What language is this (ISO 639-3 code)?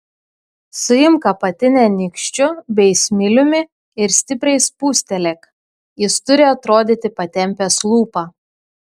lit